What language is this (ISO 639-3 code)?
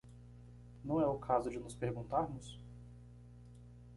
por